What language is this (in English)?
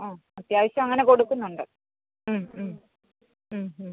Malayalam